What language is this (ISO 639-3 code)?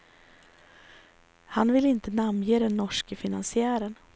swe